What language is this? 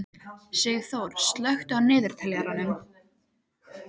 Icelandic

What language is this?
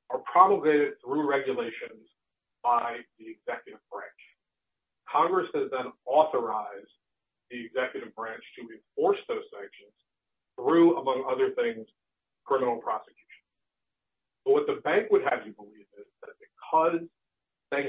English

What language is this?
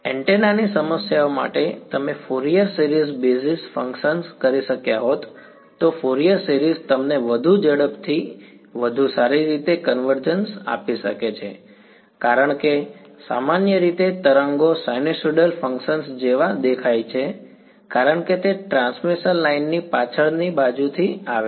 Gujarati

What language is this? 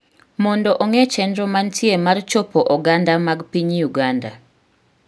Luo (Kenya and Tanzania)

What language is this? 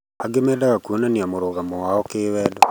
Kikuyu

